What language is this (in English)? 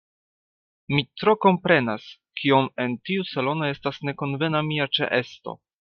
Esperanto